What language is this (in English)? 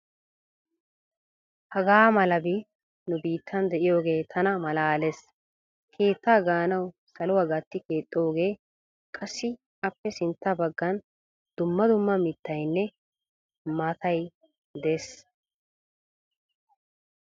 Wolaytta